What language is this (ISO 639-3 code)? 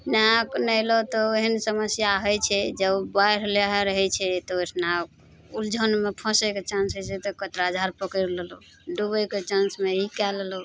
mai